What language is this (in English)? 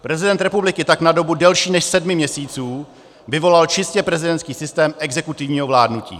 Czech